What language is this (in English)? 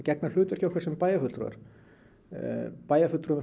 Icelandic